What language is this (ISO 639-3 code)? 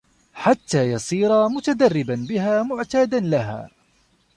ara